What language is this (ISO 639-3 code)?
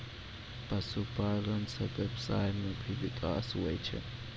mai